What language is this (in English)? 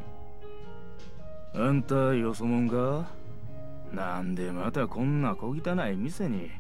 Japanese